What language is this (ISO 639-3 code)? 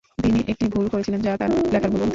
ben